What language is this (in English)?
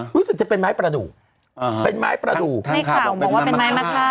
Thai